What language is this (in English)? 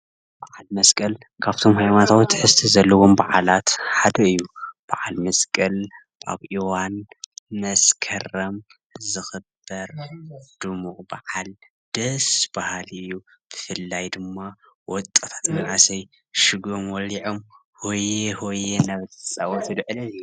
Tigrinya